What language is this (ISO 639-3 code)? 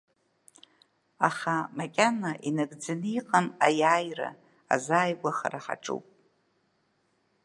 abk